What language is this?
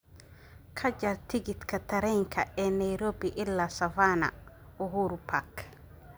Somali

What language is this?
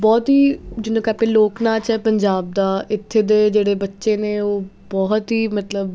Punjabi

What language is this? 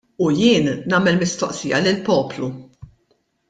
Maltese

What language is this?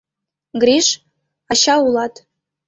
Mari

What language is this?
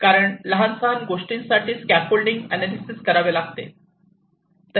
Marathi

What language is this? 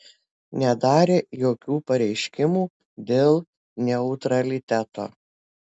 Lithuanian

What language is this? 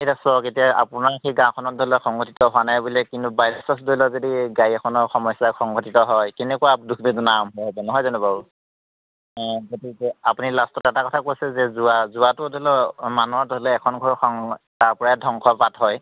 Assamese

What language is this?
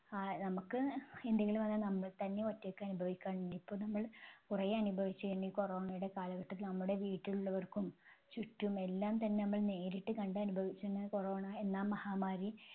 Malayalam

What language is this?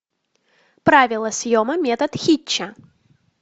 Russian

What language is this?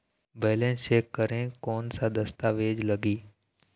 Chhattisgarhi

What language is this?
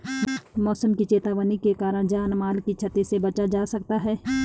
Hindi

